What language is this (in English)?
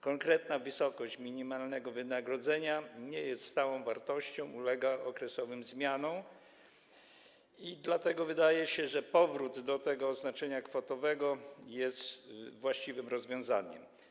Polish